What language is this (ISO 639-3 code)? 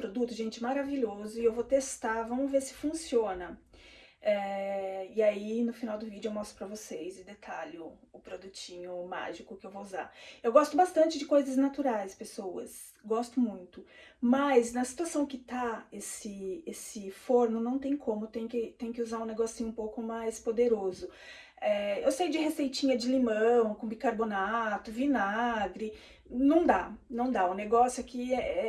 por